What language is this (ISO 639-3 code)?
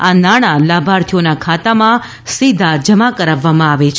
guj